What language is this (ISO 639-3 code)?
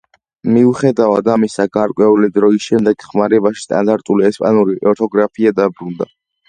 kat